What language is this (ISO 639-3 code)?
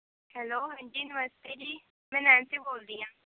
pan